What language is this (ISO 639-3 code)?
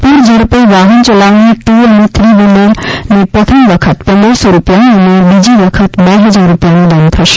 guj